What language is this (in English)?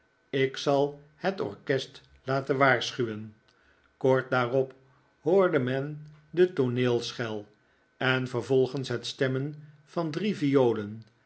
Dutch